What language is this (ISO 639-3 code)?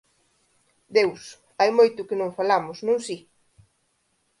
glg